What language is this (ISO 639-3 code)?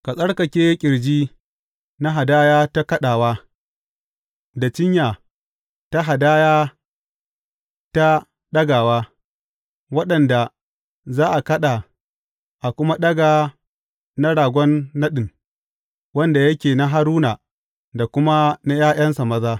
hau